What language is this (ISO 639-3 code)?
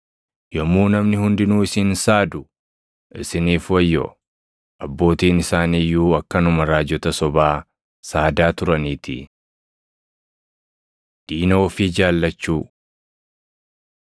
orm